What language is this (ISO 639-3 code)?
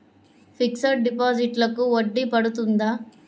tel